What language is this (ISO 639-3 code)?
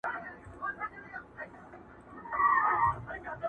pus